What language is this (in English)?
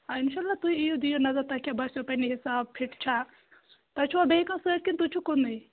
Kashmiri